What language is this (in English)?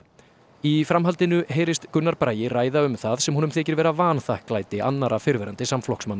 Icelandic